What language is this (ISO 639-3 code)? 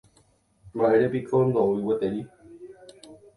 grn